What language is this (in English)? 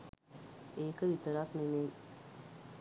Sinhala